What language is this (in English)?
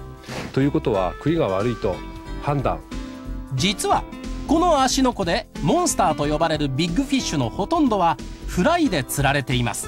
Japanese